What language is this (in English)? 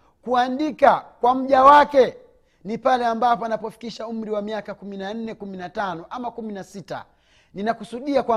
Swahili